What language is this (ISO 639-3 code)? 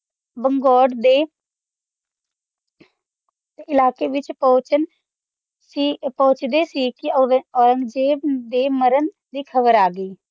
pan